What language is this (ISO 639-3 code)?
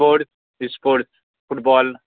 kok